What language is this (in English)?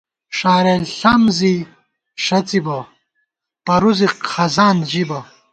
Gawar-Bati